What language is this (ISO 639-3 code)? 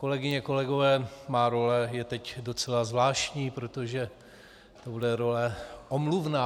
ces